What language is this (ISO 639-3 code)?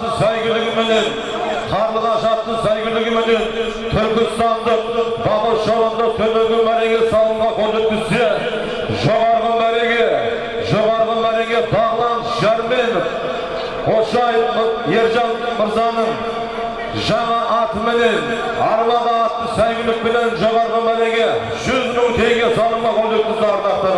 tur